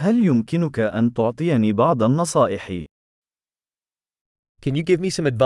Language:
Arabic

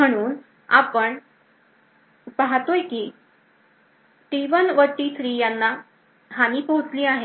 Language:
Marathi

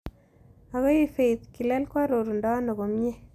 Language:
Kalenjin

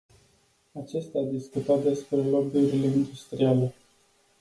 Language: Romanian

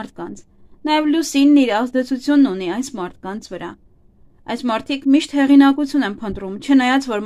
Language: Romanian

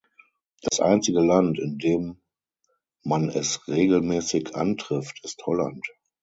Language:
German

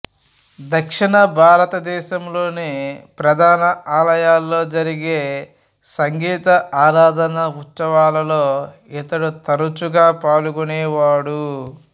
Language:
Telugu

